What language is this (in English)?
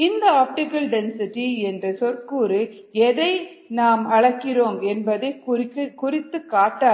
Tamil